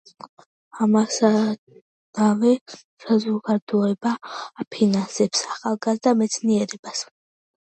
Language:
Georgian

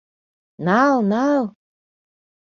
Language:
Mari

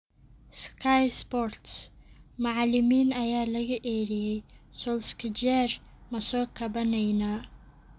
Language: Somali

